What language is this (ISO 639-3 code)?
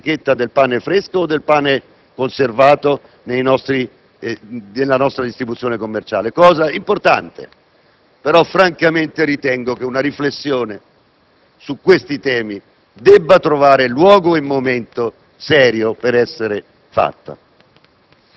ita